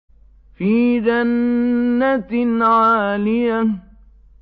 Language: Arabic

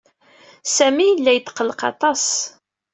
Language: Kabyle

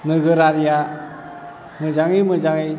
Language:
Bodo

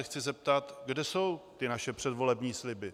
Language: Czech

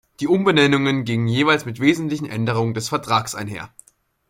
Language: German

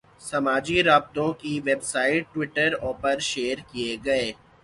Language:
Urdu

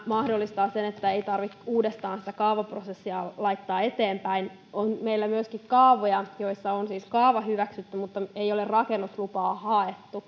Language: Finnish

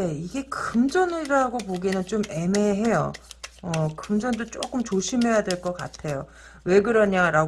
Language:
Korean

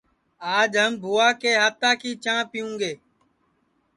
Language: Sansi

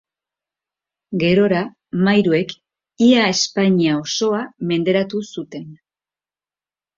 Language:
Basque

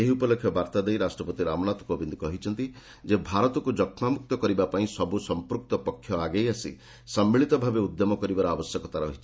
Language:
Odia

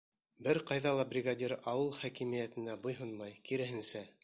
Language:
Bashkir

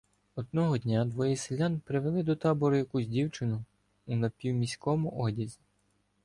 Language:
Ukrainian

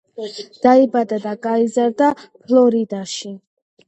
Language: Georgian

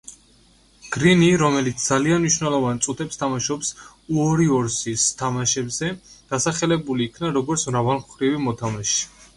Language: Georgian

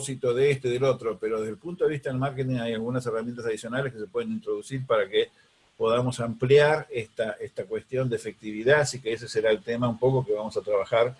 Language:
Spanish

